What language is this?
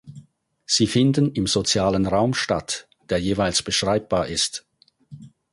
German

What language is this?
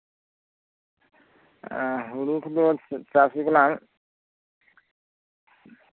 Santali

